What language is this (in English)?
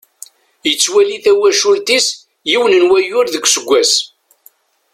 Kabyle